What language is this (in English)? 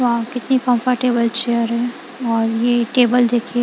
Hindi